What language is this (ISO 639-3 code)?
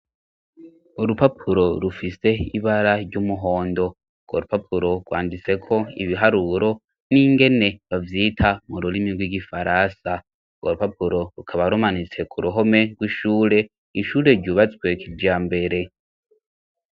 run